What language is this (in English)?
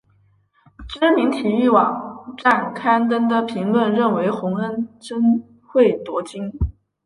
Chinese